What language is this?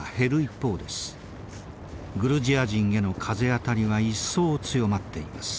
Japanese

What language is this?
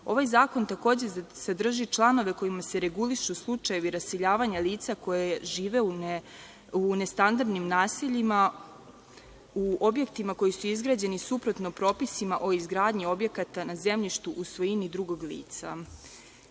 Serbian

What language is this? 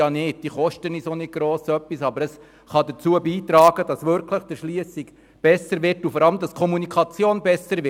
Swiss German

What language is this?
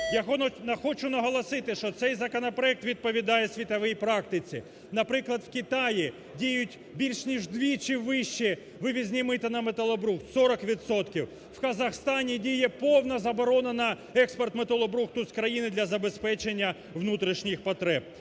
Ukrainian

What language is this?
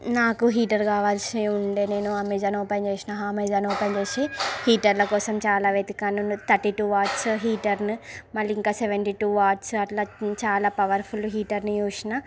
Telugu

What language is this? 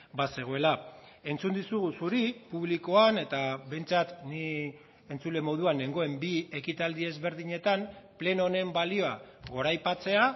Basque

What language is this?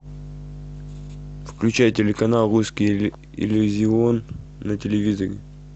Russian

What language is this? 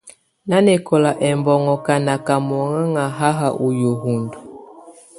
Tunen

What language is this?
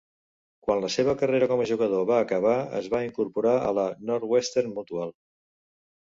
Catalan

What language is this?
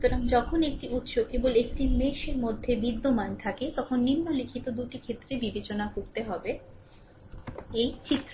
Bangla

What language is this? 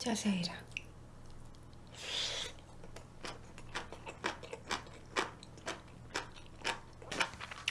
Korean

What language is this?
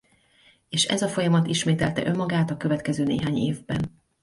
Hungarian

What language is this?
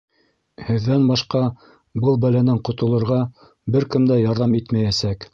Bashkir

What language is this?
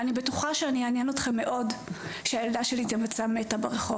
Hebrew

